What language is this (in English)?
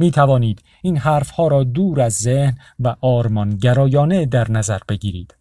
Persian